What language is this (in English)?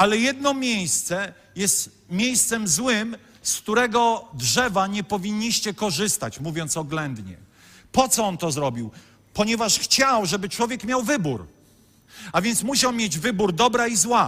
Polish